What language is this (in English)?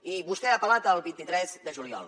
Catalan